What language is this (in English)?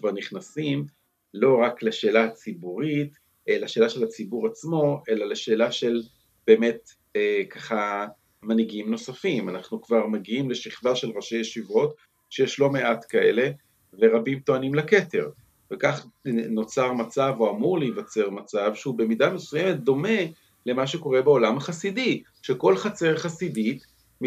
Hebrew